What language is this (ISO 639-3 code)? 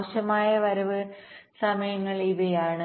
mal